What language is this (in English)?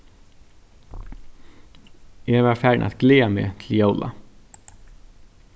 Faroese